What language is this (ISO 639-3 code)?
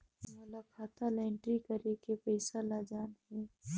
hne